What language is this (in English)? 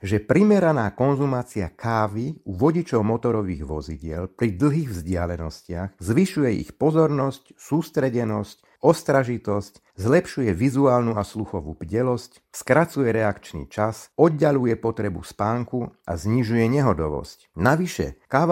Slovak